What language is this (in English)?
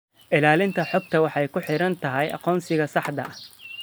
Somali